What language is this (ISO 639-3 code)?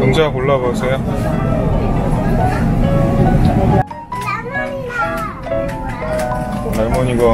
kor